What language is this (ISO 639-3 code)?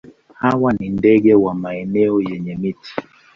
swa